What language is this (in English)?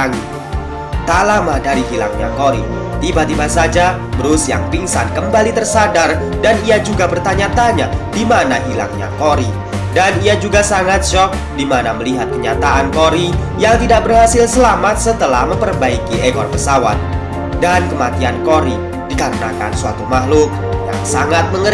Indonesian